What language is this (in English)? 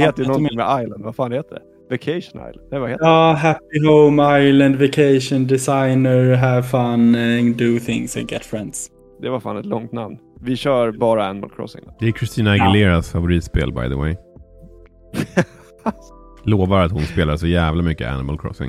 Swedish